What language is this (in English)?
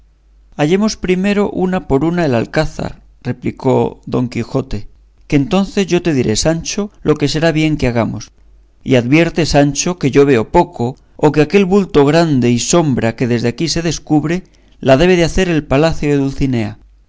Spanish